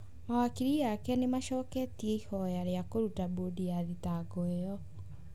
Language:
Kikuyu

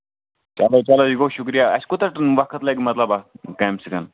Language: Kashmiri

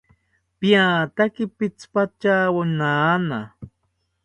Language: South Ucayali Ashéninka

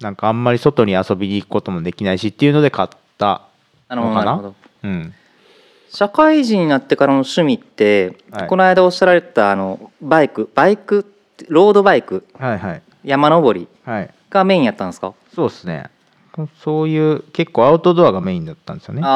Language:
Japanese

